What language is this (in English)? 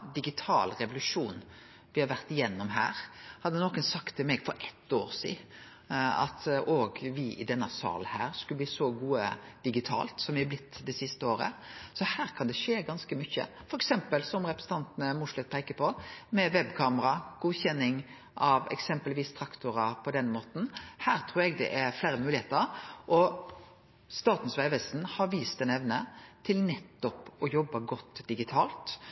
Norwegian Nynorsk